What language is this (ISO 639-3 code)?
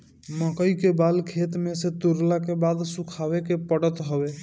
bho